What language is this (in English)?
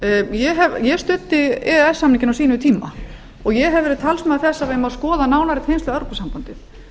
Icelandic